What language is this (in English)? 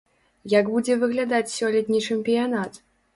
Belarusian